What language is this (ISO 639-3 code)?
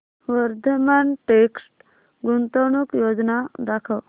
mar